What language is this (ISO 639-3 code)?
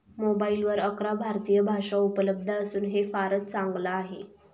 mar